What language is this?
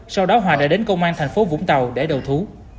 Vietnamese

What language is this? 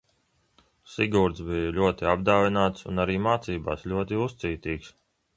Latvian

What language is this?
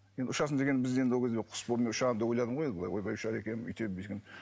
Kazakh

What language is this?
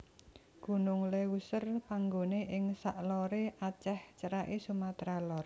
Javanese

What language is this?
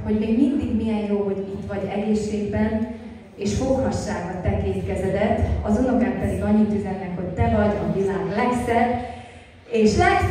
Hungarian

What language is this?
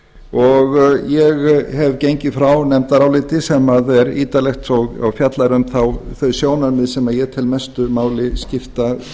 Icelandic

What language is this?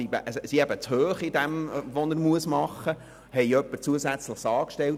Swiss German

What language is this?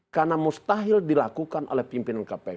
Indonesian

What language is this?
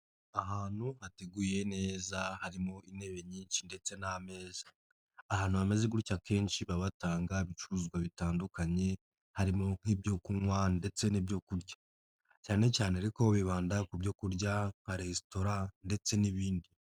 Kinyarwanda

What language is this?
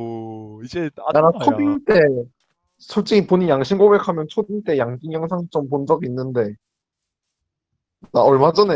Korean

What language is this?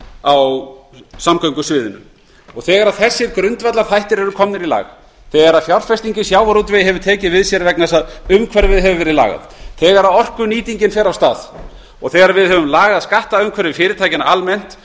Icelandic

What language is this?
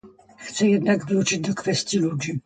Polish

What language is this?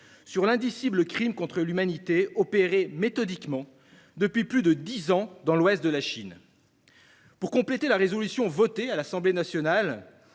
French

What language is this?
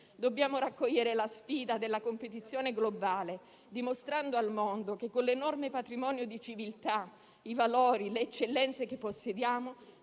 Italian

